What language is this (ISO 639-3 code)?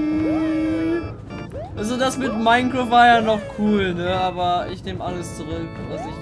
deu